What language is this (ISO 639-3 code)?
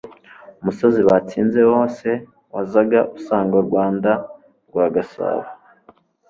kin